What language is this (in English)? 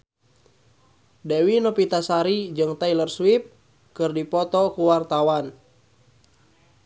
Sundanese